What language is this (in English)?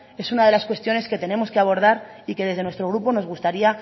Spanish